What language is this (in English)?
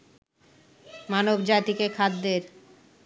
Bangla